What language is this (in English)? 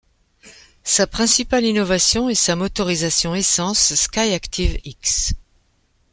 French